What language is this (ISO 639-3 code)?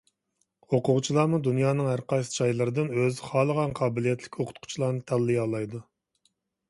uig